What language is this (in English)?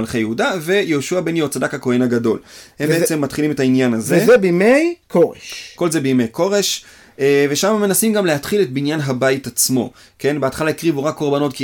Hebrew